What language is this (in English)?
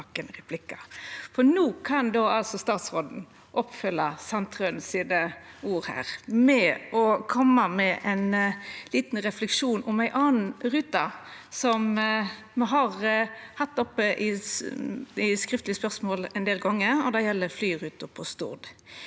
Norwegian